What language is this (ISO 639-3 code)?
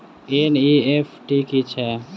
mai